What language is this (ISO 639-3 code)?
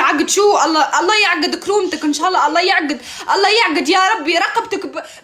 ara